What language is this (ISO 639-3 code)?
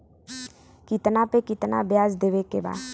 bho